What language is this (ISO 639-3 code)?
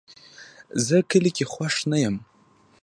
pus